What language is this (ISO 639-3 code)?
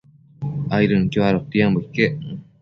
mcf